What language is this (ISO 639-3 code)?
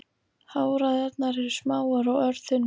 isl